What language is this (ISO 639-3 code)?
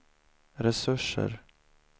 swe